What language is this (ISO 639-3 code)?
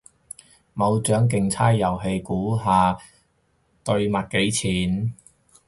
yue